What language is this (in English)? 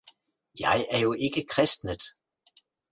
Danish